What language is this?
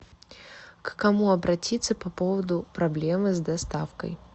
Russian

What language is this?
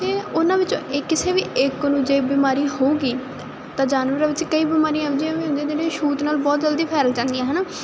Punjabi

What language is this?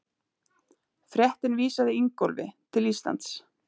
Icelandic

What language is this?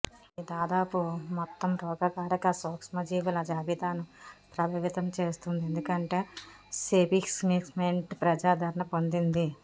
Telugu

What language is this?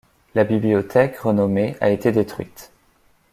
French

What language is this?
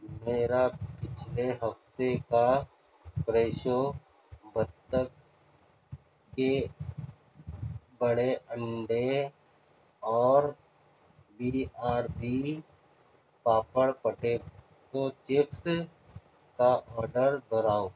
Urdu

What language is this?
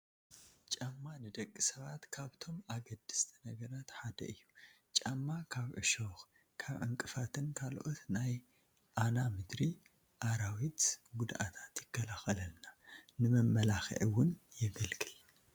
Tigrinya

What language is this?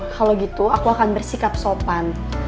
Indonesian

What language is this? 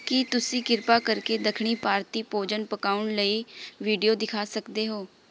Punjabi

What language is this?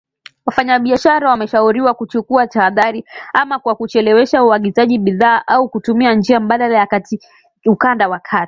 Swahili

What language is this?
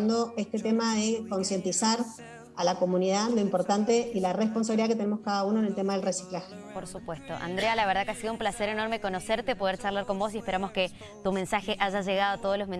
Spanish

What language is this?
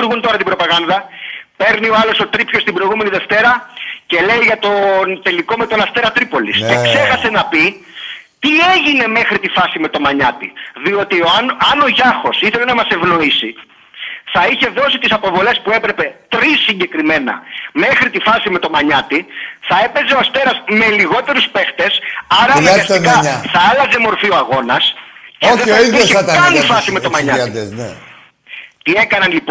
Greek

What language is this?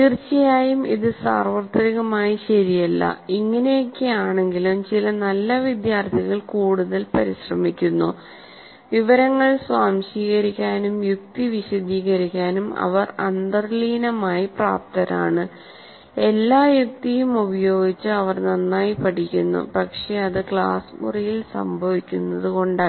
Malayalam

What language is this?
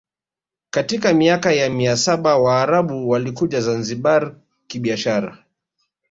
Swahili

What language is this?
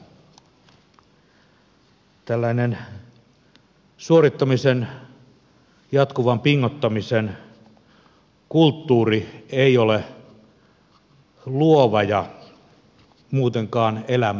Finnish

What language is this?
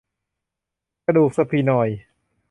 Thai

